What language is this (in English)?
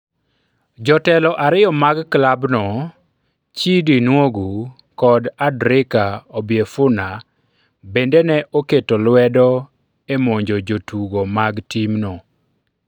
Luo (Kenya and Tanzania)